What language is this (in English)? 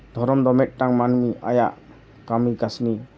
Santali